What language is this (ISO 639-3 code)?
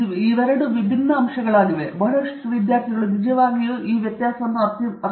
kan